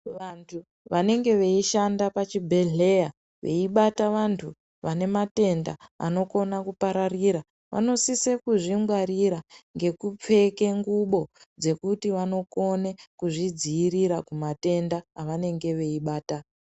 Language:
Ndau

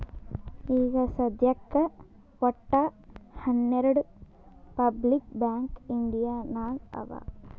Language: Kannada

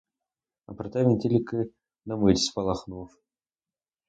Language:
Ukrainian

